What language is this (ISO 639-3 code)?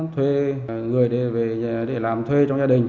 vie